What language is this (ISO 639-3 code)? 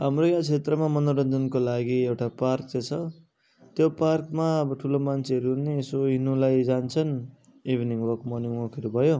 nep